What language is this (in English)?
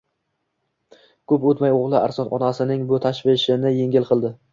Uzbek